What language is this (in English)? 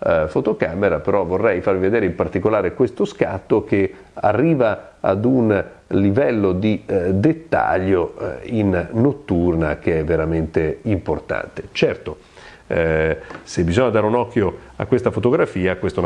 Italian